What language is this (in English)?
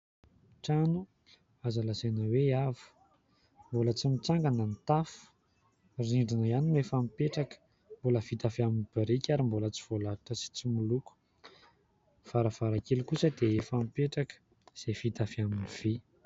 Malagasy